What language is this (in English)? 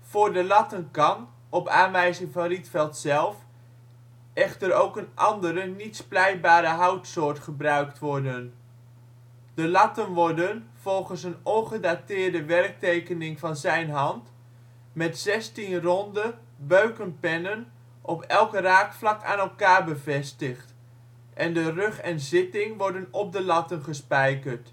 Dutch